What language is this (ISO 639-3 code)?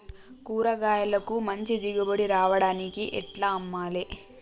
tel